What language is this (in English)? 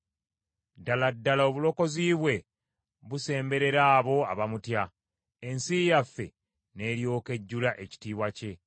Ganda